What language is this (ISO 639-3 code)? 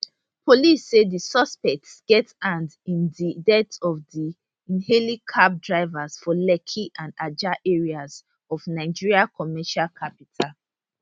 pcm